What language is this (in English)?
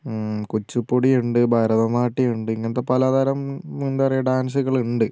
Malayalam